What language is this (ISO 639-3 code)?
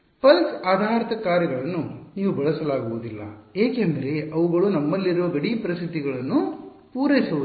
kan